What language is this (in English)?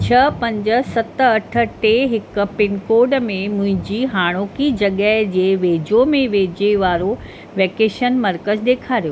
Sindhi